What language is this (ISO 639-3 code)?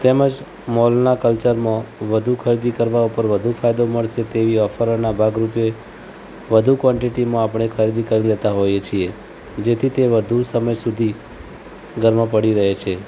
guj